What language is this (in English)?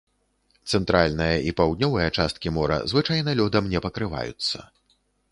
Belarusian